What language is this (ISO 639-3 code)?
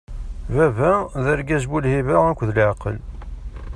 kab